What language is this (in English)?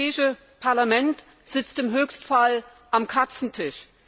German